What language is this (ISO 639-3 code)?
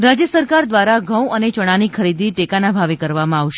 guj